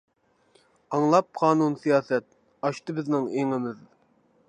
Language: Uyghur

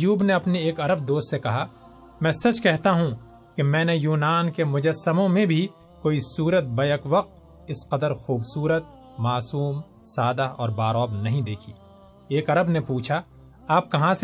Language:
Urdu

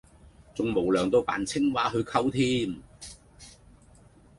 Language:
Cantonese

